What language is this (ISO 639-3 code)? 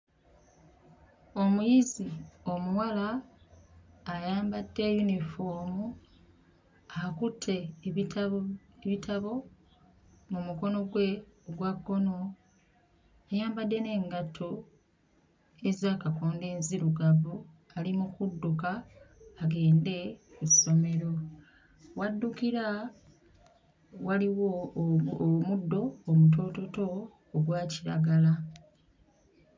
lug